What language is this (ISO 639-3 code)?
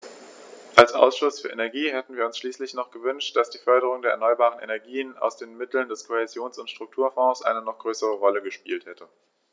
deu